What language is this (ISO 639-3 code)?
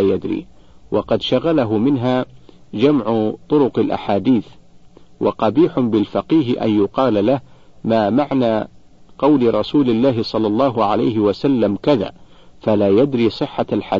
ara